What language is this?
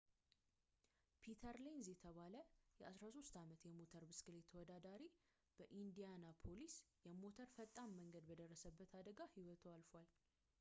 Amharic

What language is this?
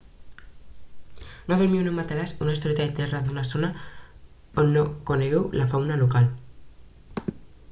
Catalan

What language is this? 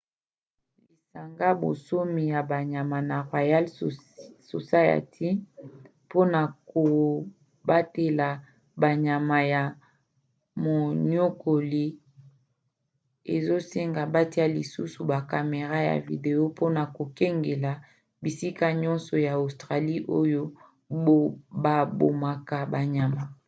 Lingala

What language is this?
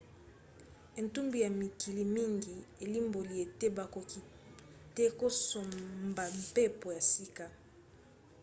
Lingala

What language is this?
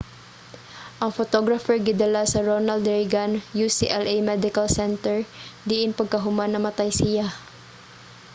Cebuano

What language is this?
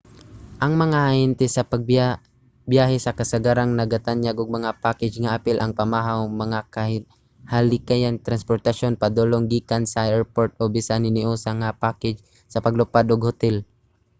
Cebuano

